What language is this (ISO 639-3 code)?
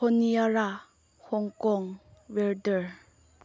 mni